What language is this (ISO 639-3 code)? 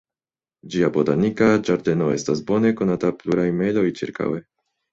epo